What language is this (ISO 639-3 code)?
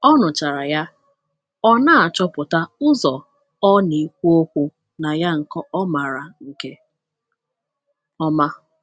ibo